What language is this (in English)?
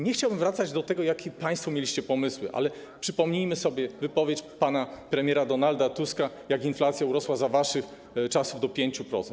Polish